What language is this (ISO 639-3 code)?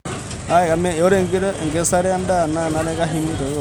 mas